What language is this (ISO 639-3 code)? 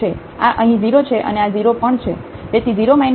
guj